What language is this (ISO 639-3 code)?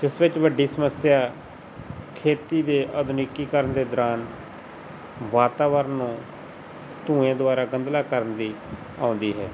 pan